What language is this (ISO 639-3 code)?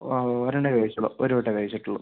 mal